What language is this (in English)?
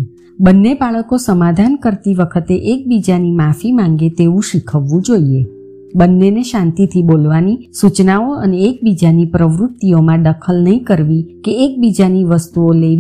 Gujarati